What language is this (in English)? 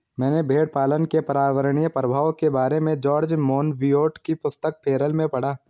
Hindi